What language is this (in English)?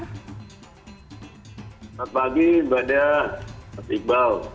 Indonesian